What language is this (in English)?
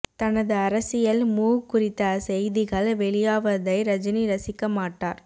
Tamil